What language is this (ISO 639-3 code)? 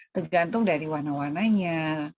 ind